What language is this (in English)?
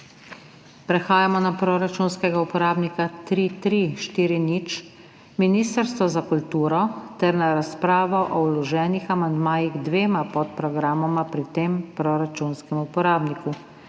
Slovenian